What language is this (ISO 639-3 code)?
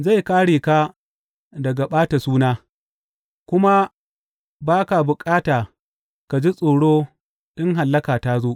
hau